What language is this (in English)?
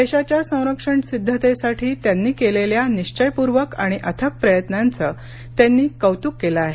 Marathi